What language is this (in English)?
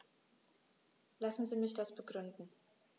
German